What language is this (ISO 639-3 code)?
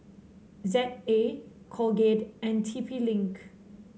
eng